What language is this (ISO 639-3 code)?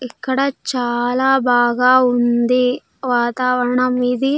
tel